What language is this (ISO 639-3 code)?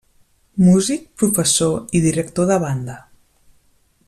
cat